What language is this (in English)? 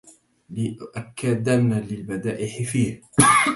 Arabic